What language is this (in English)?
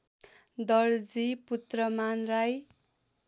Nepali